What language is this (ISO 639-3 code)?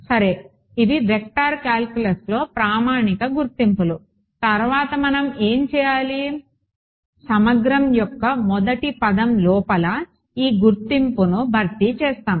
tel